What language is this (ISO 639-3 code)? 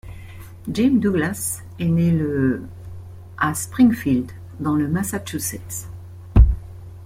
fra